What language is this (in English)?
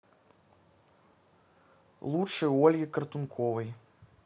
Russian